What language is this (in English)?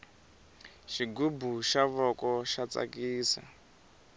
Tsonga